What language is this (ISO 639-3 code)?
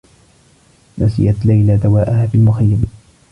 ara